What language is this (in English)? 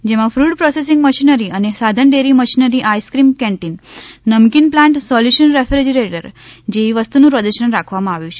Gujarati